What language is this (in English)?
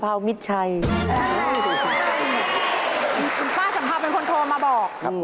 Thai